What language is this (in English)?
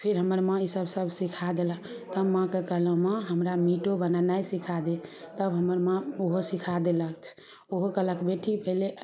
Maithili